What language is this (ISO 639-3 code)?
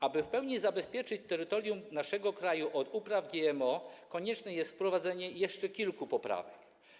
pol